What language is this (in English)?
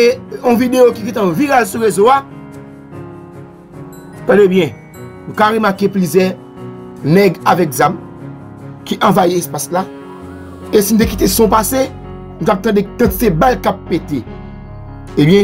French